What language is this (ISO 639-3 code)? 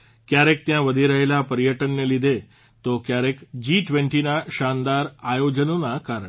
guj